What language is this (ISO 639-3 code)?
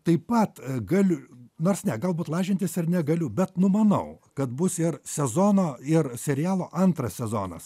lit